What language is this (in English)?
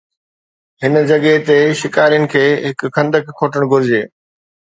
Sindhi